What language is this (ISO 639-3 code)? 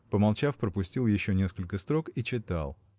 rus